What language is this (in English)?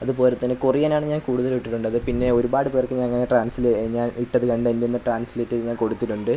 Malayalam